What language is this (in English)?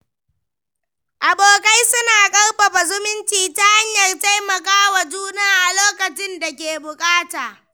Hausa